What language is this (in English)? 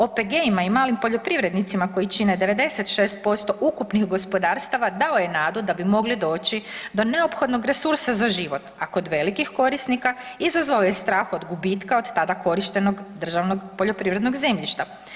Croatian